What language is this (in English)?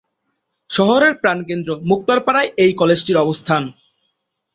Bangla